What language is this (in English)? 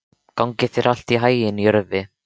Icelandic